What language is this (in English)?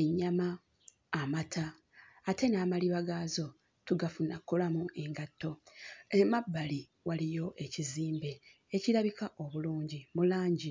Ganda